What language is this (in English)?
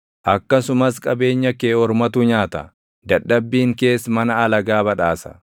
Oromo